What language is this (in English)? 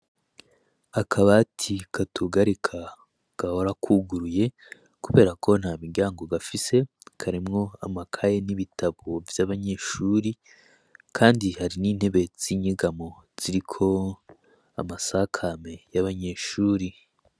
Rundi